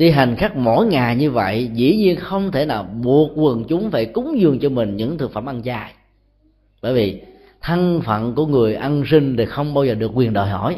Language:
Vietnamese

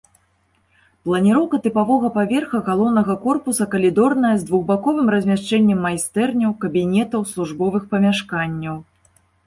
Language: Belarusian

